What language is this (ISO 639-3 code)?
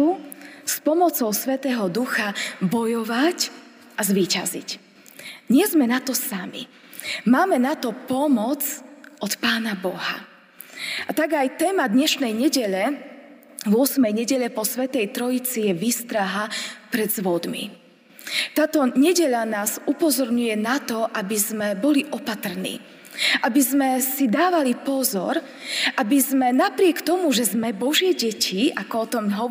slk